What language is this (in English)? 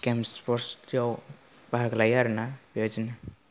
Bodo